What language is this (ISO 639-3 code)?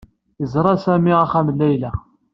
kab